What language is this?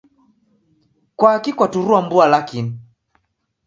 Taita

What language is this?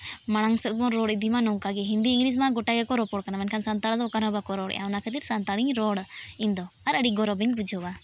Santali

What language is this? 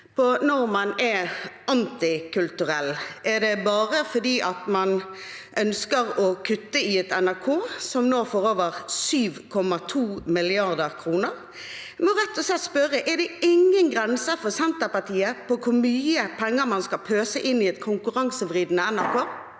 Norwegian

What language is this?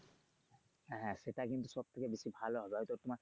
Bangla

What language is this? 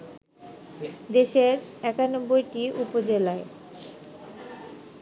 Bangla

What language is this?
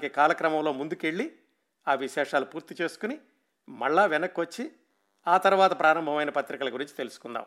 Telugu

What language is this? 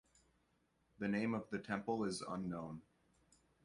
English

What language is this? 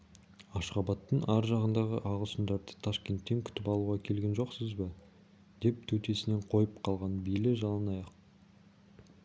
Kazakh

